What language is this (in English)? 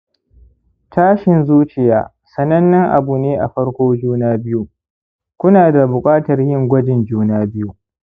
Hausa